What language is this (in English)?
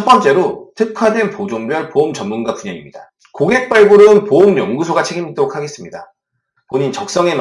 Korean